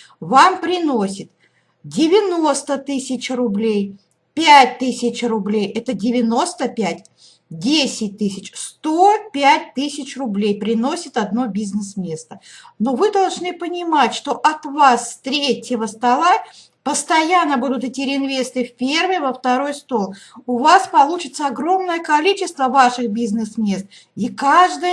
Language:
Russian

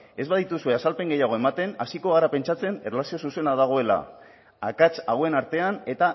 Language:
Basque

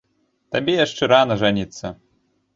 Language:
Belarusian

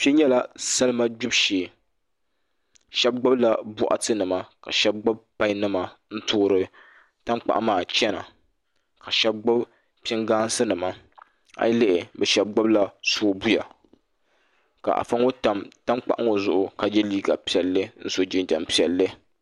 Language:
Dagbani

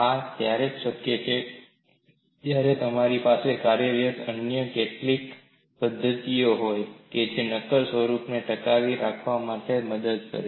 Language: Gujarati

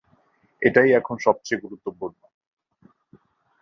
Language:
Bangla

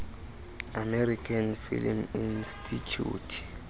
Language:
Xhosa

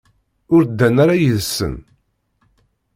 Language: Kabyle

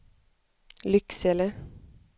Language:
Swedish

